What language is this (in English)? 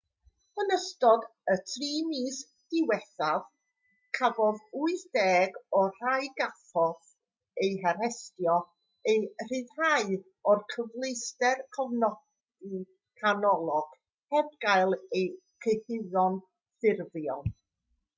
Welsh